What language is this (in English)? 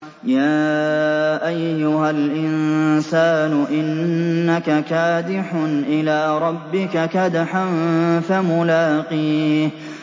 Arabic